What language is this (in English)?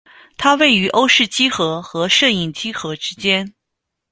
Chinese